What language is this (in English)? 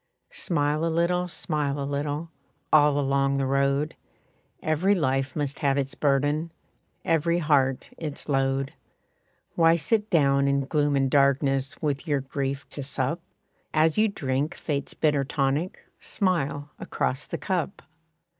English